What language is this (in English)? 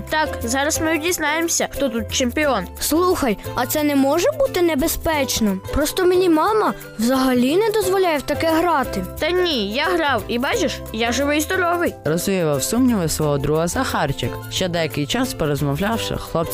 Ukrainian